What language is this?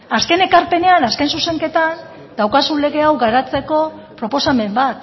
Basque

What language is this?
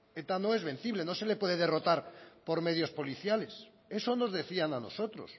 Spanish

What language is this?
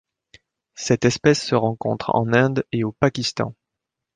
French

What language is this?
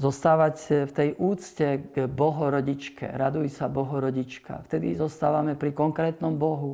Slovak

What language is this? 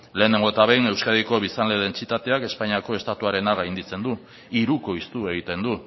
Basque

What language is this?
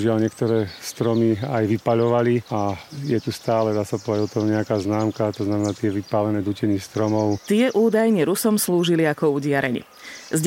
Slovak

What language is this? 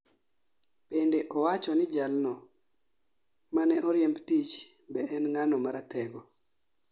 Luo (Kenya and Tanzania)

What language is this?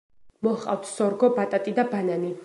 Georgian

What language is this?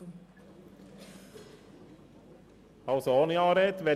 Swiss German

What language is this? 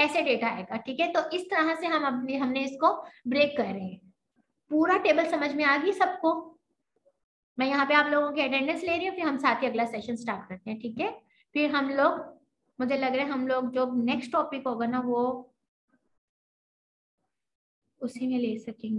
Hindi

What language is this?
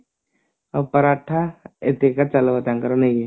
Odia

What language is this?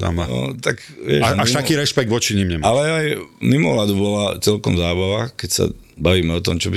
Slovak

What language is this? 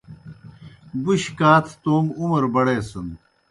Kohistani Shina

